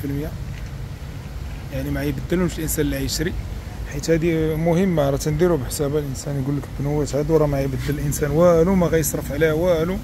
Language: Arabic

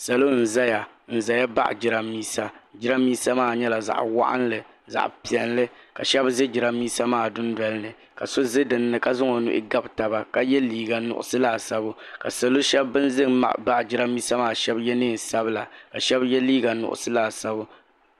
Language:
Dagbani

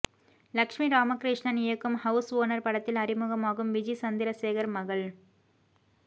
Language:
Tamil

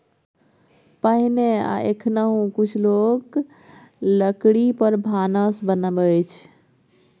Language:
Maithili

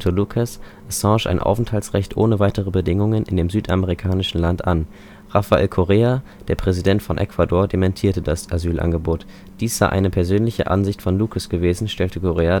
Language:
German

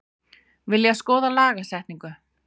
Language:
Icelandic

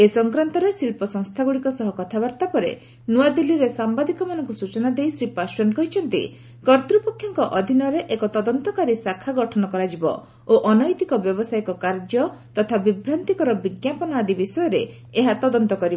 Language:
Odia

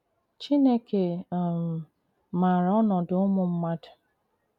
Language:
Igbo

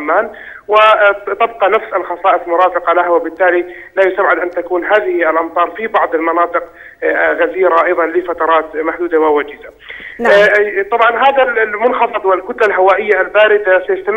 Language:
Arabic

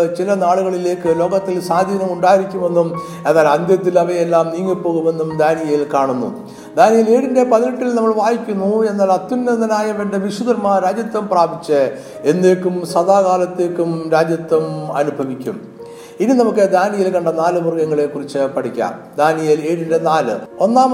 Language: Malayalam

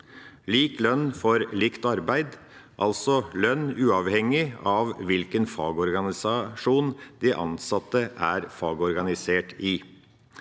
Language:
Norwegian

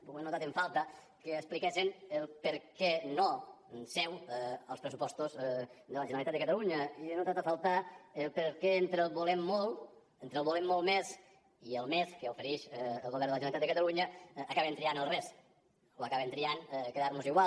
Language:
Catalan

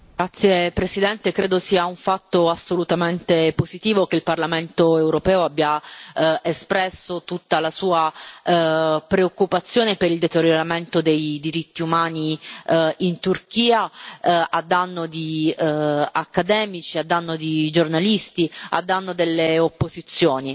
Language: Italian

